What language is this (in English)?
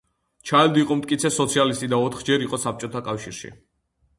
Georgian